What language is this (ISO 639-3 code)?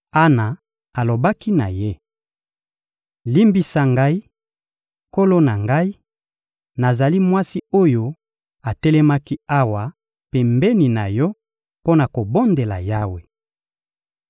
lin